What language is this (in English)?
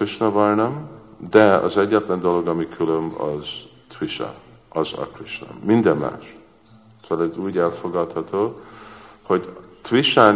Hungarian